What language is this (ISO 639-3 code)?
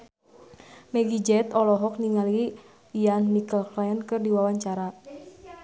sun